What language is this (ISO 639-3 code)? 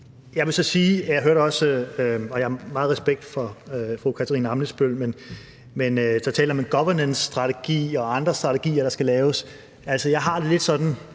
dan